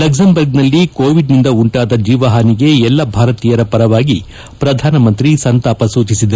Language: Kannada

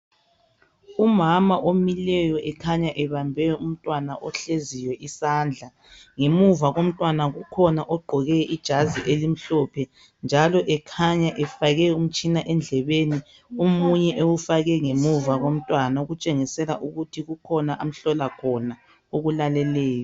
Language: North Ndebele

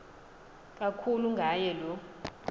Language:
Xhosa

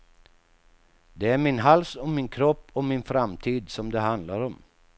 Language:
Swedish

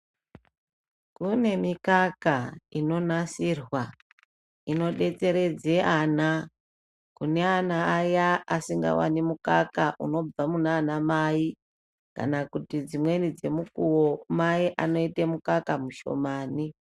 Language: Ndau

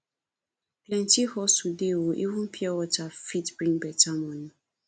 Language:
Nigerian Pidgin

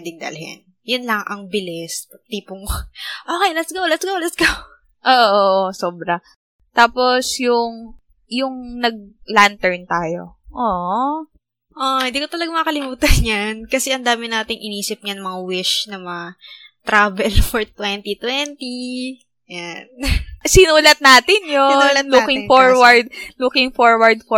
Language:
Filipino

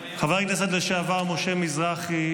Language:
Hebrew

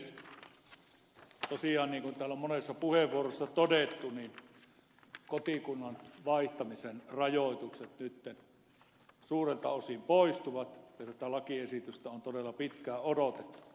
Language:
Finnish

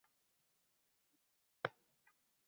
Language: Uzbek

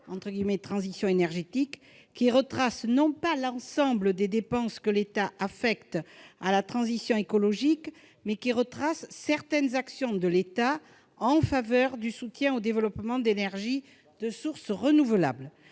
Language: French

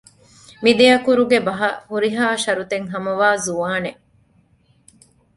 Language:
Divehi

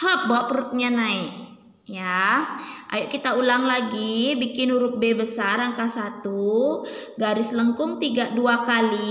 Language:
Indonesian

